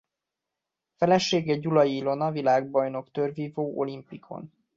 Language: Hungarian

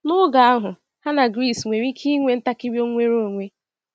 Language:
Igbo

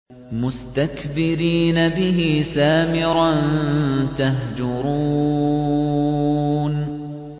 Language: Arabic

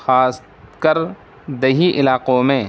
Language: Urdu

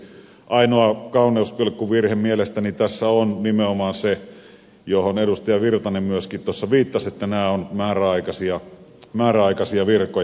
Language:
Finnish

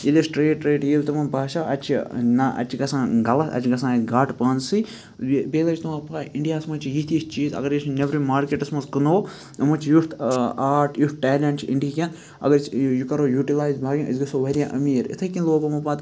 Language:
Kashmiri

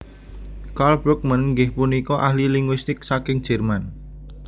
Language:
Javanese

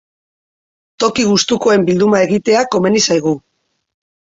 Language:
Basque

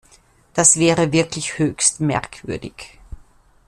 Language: German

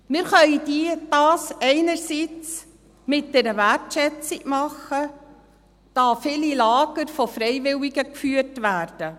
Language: Swiss German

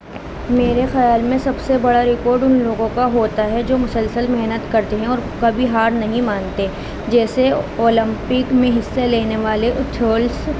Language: Urdu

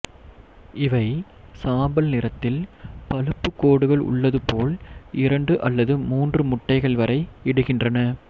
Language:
Tamil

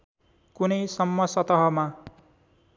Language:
Nepali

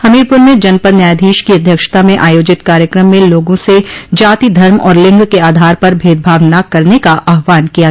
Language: Hindi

